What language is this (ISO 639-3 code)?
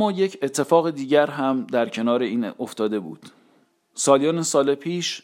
fas